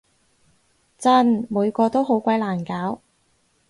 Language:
Cantonese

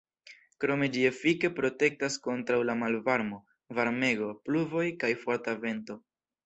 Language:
Esperanto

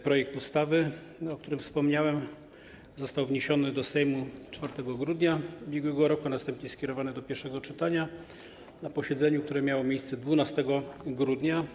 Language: Polish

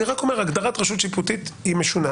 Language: Hebrew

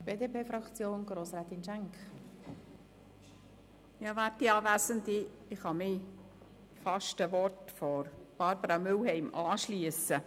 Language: Swiss German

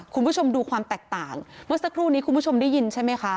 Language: Thai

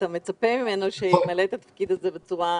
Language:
Hebrew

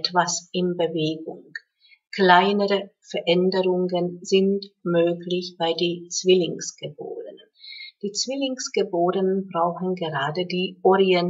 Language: German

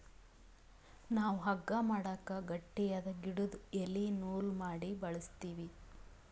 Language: Kannada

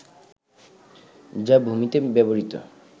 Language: Bangla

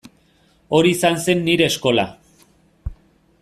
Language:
Basque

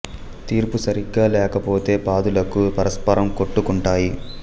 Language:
Telugu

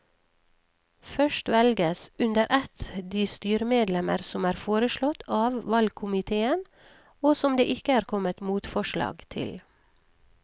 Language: Norwegian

